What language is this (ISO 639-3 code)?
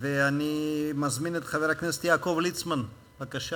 heb